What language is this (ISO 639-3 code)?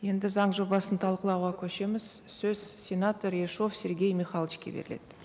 kaz